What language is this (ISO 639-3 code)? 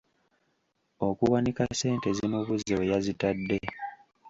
lug